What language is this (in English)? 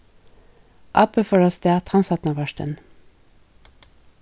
Faroese